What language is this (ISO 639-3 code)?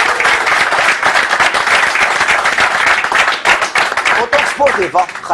ara